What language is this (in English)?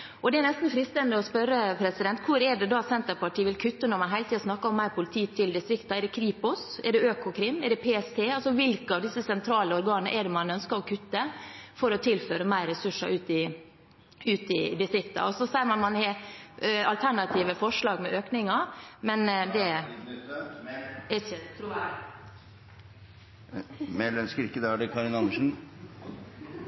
Norwegian